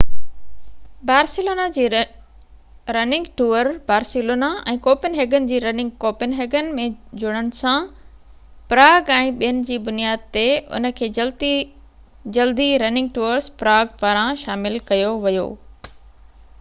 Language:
Sindhi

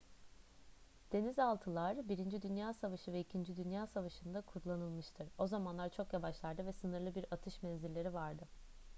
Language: Turkish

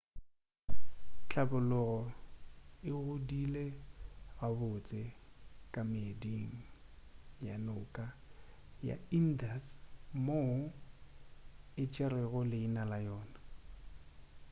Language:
Northern Sotho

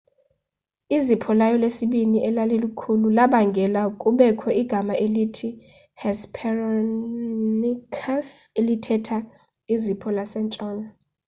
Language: Xhosa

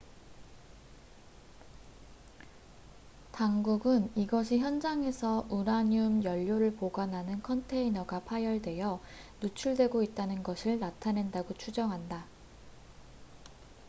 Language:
Korean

